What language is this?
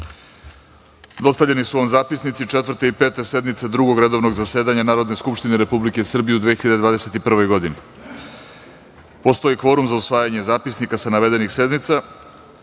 Serbian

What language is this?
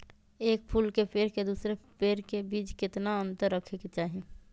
Magahi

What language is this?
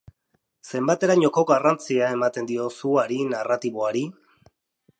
Basque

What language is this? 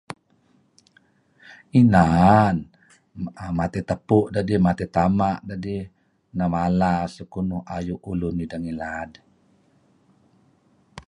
Kelabit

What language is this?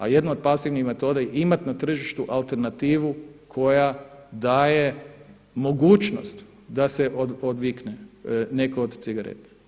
Croatian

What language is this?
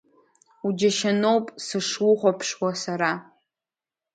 Abkhazian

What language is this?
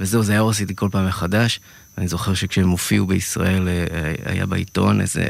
Hebrew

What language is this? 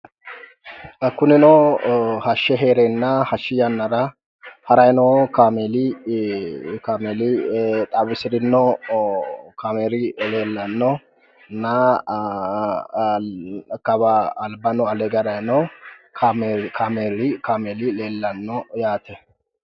Sidamo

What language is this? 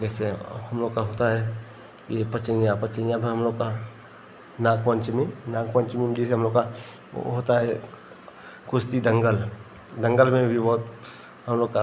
Hindi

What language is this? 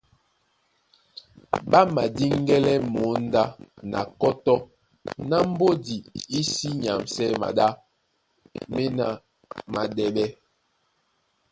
Duala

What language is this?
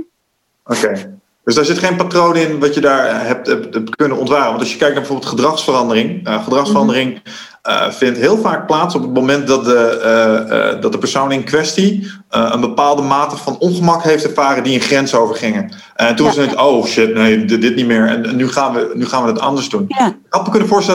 Dutch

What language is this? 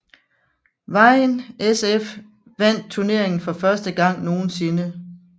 Danish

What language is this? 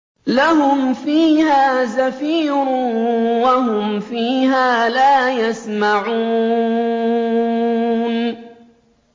Arabic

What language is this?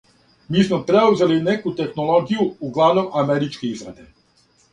Serbian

